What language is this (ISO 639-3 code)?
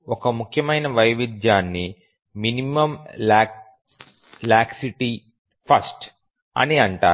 tel